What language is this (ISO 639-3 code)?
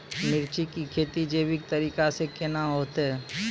mai